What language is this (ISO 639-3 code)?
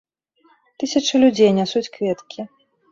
bel